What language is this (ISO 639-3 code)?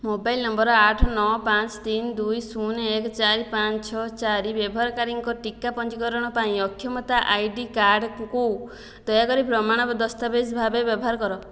ori